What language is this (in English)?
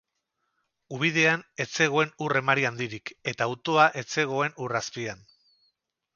Basque